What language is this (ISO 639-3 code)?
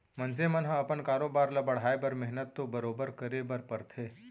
hne